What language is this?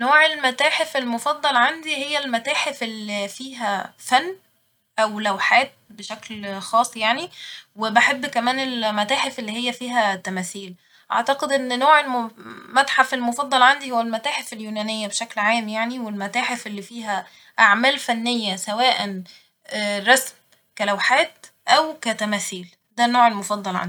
Egyptian Arabic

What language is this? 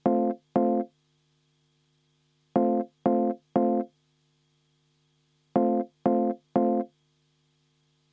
Estonian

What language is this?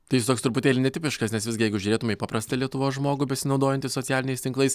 Lithuanian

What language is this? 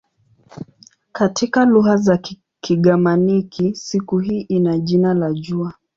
Swahili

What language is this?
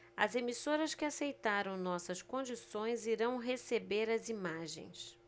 Portuguese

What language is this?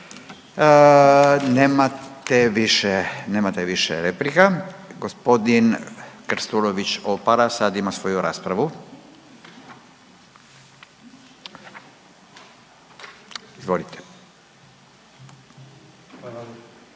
Croatian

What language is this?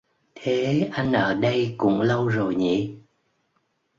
Vietnamese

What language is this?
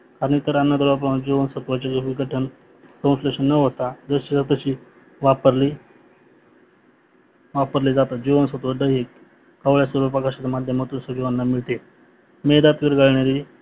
Marathi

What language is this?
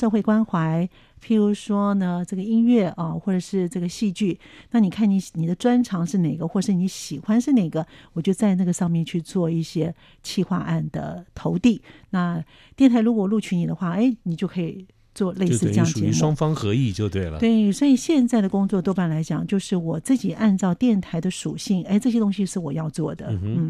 Chinese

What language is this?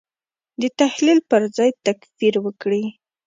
Pashto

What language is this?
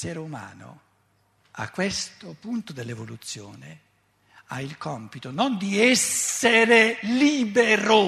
Italian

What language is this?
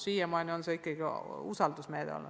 Estonian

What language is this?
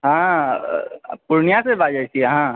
Maithili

